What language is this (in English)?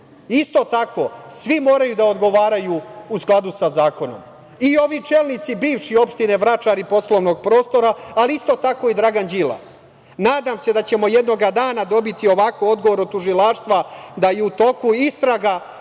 Serbian